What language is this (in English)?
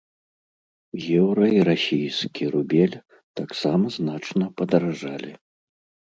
Belarusian